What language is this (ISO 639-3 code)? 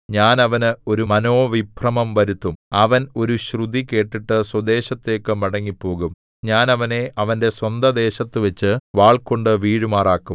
mal